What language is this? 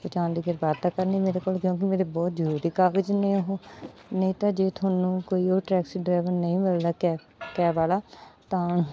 Punjabi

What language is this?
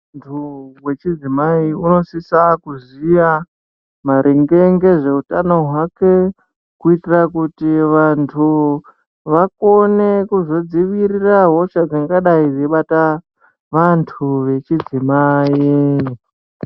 Ndau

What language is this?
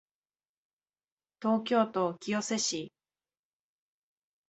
Japanese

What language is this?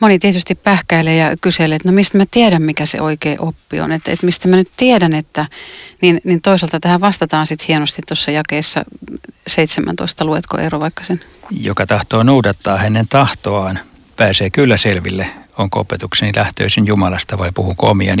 Finnish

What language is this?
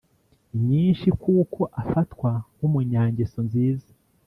Kinyarwanda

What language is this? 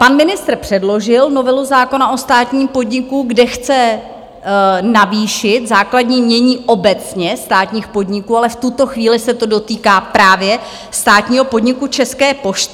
Czech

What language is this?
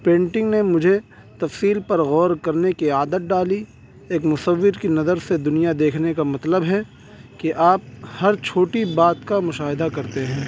Urdu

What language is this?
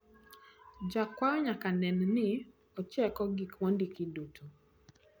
Luo (Kenya and Tanzania)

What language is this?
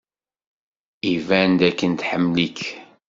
Kabyle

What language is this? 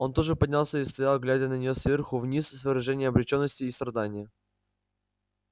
Russian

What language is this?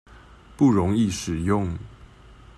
Chinese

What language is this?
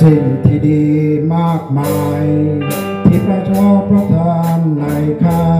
Thai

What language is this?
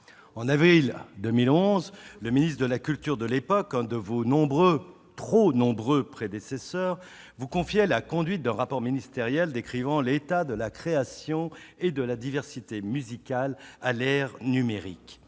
French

